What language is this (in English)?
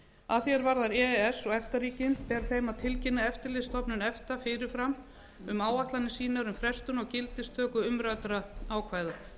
Icelandic